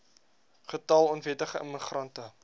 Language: Afrikaans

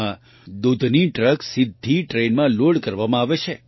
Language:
Gujarati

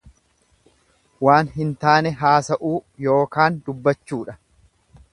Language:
Oromo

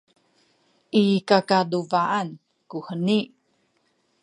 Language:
Sakizaya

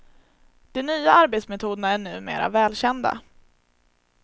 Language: Swedish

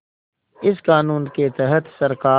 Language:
Hindi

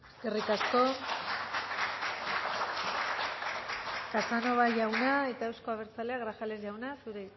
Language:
Basque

